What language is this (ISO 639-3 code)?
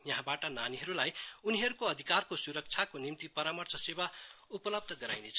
nep